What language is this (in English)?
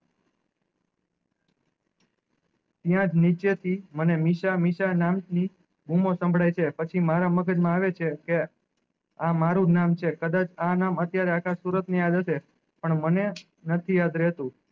Gujarati